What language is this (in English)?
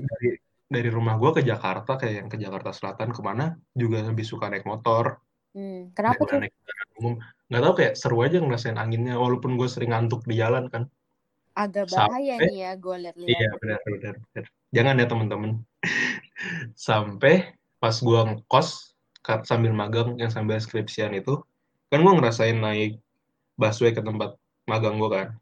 Indonesian